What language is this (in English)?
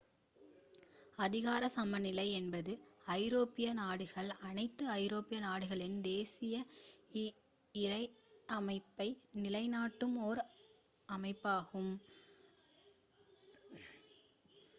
Tamil